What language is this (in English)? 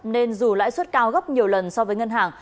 Vietnamese